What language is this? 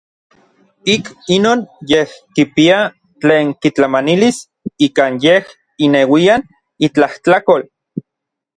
Orizaba Nahuatl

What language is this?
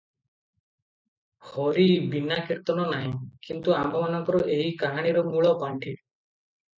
Odia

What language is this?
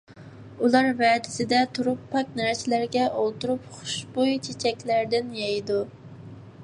Uyghur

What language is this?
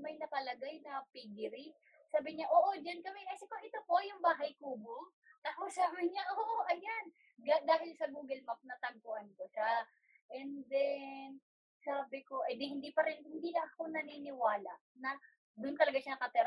Filipino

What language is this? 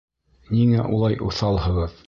Bashkir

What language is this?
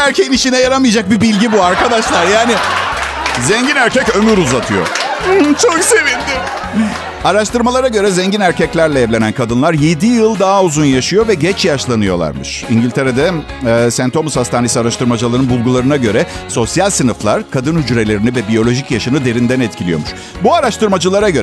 Turkish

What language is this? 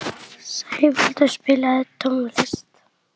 Icelandic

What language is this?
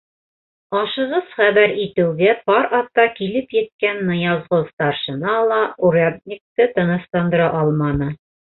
Bashkir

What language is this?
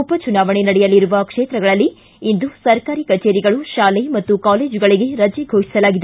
Kannada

